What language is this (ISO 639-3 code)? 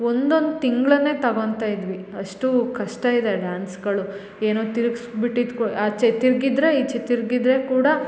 kan